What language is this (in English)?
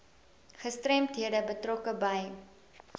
Afrikaans